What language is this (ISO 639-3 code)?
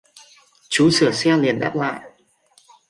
vie